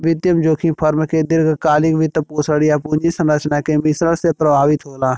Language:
Bhojpuri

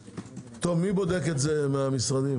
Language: Hebrew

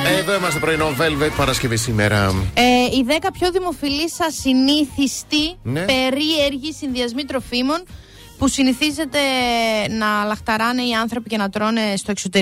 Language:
Greek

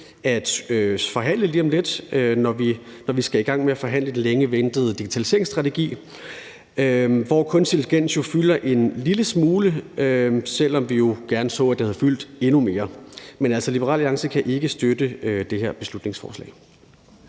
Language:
Danish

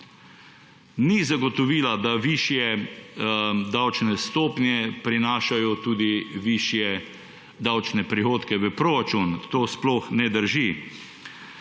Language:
Slovenian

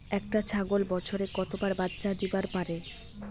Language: Bangla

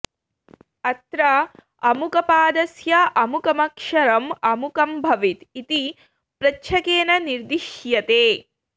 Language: Sanskrit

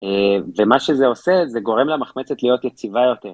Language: Hebrew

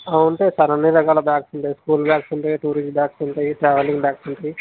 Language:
Telugu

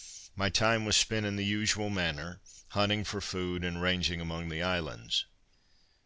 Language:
English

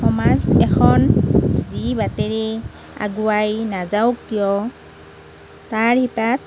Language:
Assamese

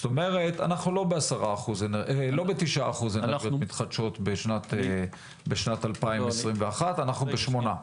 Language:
Hebrew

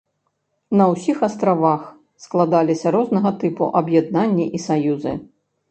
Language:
Belarusian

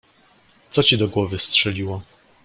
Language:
Polish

